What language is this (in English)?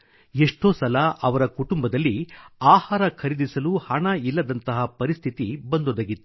Kannada